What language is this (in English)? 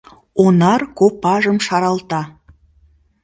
Mari